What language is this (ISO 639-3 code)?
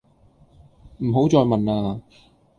yue